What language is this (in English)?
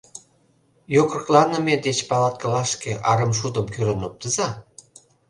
Mari